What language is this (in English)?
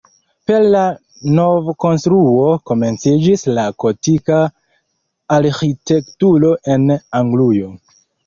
Esperanto